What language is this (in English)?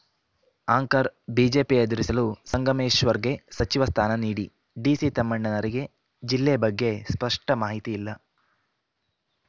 Kannada